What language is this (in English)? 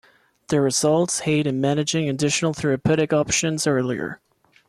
English